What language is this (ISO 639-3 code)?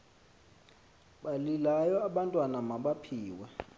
xho